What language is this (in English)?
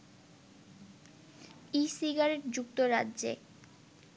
Bangla